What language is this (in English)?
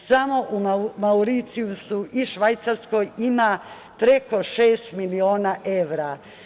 Serbian